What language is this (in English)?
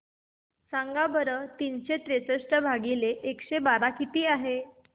Marathi